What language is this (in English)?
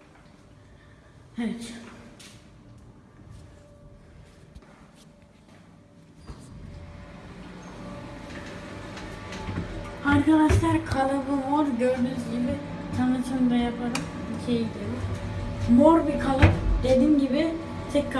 Turkish